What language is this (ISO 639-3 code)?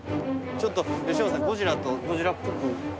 jpn